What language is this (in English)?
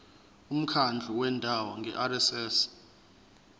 Zulu